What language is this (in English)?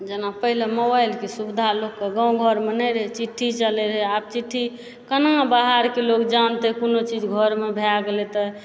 Maithili